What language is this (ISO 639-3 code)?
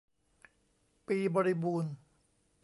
tha